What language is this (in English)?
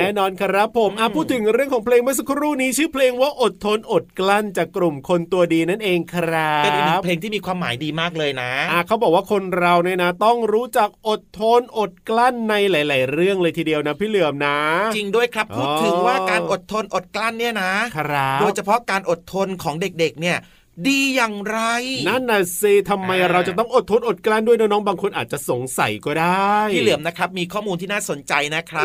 Thai